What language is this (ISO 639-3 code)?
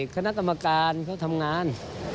tha